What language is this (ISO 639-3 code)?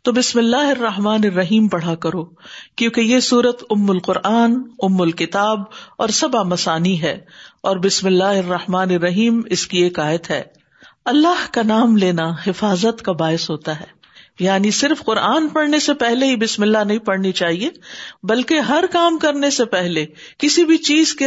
urd